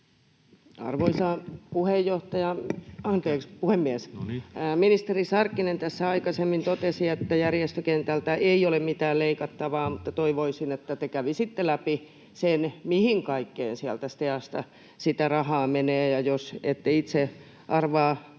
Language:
Finnish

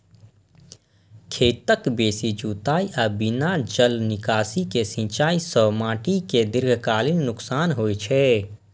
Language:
Maithili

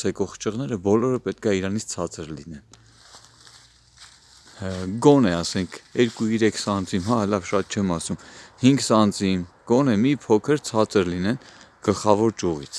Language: Turkish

